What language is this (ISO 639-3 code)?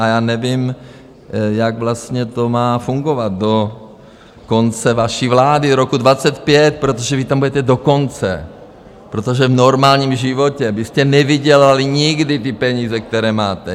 ces